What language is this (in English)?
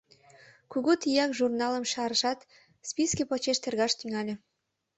Mari